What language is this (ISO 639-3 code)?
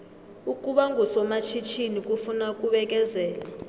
nbl